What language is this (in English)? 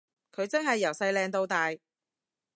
Cantonese